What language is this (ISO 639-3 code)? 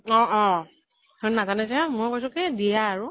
asm